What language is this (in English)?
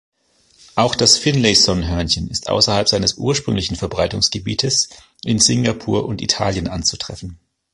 German